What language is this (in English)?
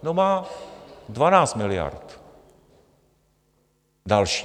Czech